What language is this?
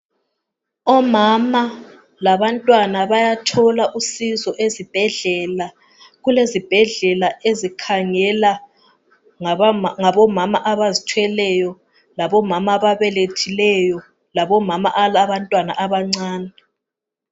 North Ndebele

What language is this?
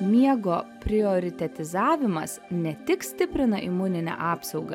Lithuanian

